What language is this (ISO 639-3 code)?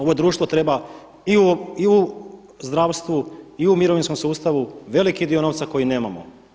hrv